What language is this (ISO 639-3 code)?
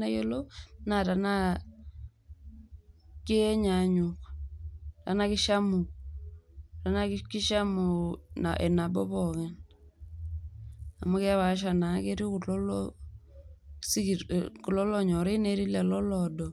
mas